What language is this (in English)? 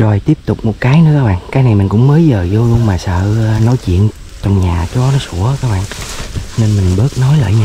Vietnamese